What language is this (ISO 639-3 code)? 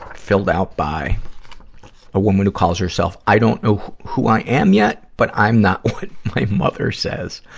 eng